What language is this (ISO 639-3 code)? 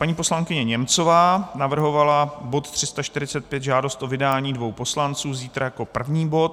ces